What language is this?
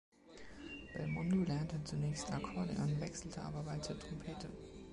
German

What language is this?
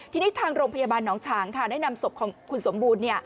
Thai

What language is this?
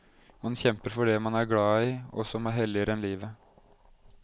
Norwegian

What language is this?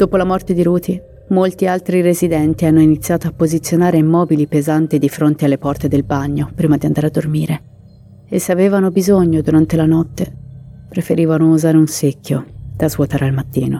Italian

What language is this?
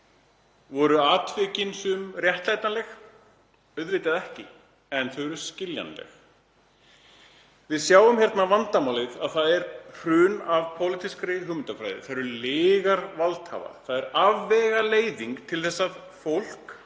Icelandic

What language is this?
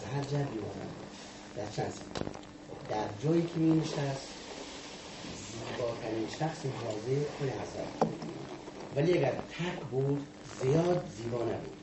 Persian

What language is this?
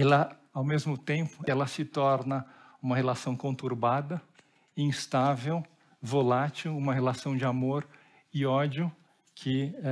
Portuguese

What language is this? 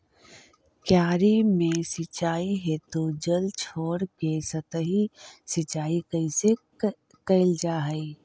Magahi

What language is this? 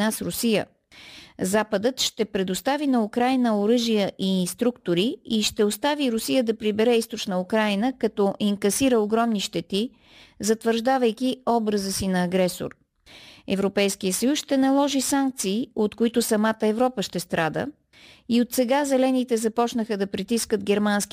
Bulgarian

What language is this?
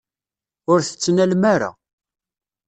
Kabyle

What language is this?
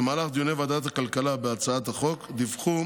Hebrew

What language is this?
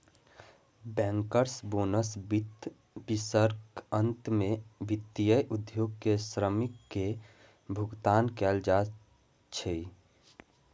Maithili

